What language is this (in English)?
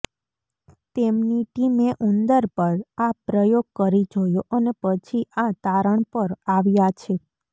Gujarati